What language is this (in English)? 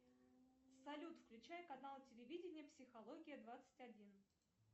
Russian